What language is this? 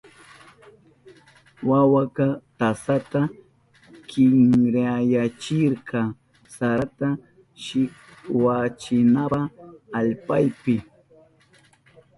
Southern Pastaza Quechua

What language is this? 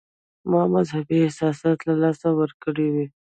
Pashto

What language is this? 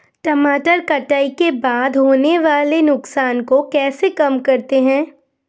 Hindi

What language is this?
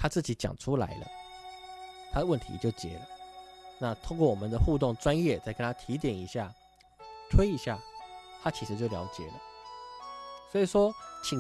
Chinese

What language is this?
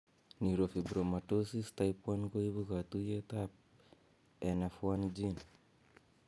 Kalenjin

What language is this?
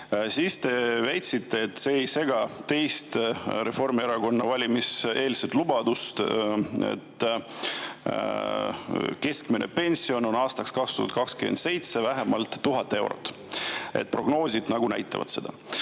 Estonian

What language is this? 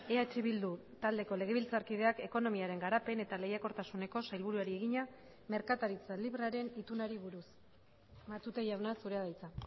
Basque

